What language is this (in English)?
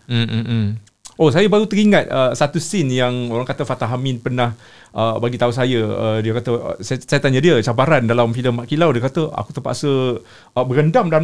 Malay